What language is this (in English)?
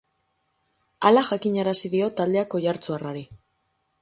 Basque